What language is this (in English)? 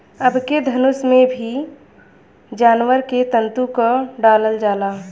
Bhojpuri